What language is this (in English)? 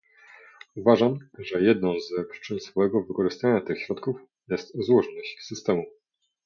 Polish